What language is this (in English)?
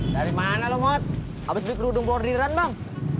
Indonesian